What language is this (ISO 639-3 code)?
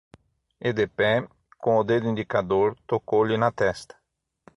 por